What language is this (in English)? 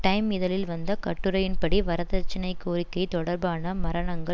Tamil